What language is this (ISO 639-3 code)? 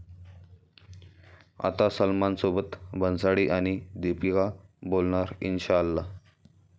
mar